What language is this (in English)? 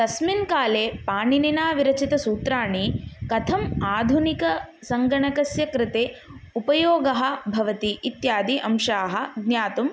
Sanskrit